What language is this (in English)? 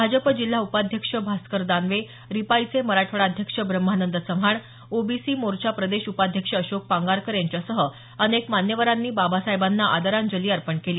Marathi